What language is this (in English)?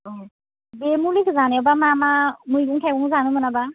Bodo